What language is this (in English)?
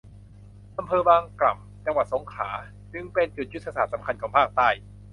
Thai